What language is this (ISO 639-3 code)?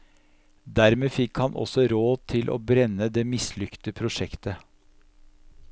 nor